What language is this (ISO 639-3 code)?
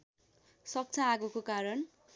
nep